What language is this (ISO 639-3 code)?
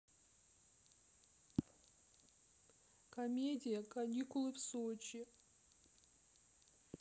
rus